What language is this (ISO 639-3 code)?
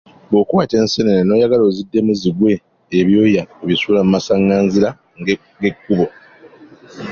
lug